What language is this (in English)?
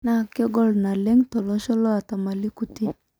Masai